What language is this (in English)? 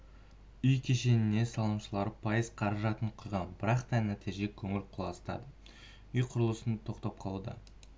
Kazakh